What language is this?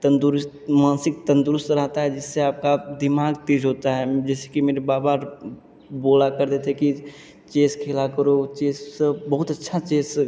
Hindi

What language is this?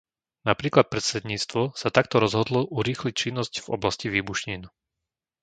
Slovak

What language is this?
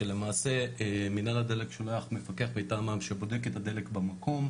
Hebrew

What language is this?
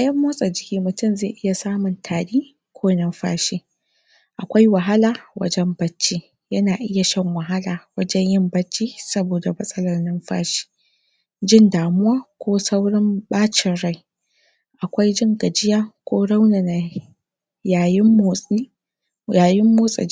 Hausa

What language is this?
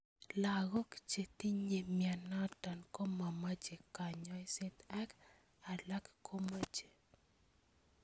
Kalenjin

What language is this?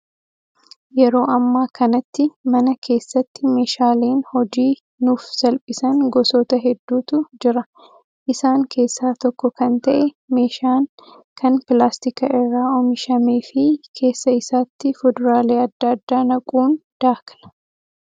Oromo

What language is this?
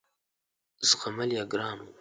Pashto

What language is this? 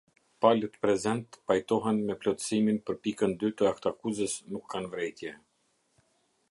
Albanian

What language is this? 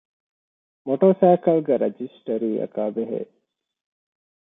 Divehi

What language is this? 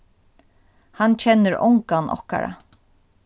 Faroese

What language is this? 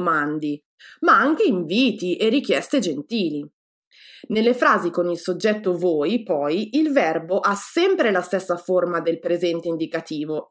Italian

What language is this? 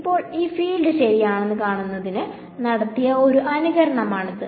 Malayalam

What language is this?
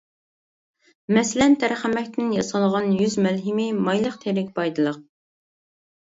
Uyghur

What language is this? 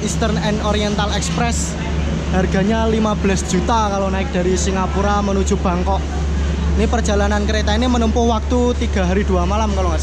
Indonesian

